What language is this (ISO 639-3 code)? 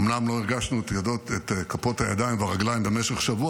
heb